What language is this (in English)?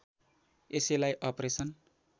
Nepali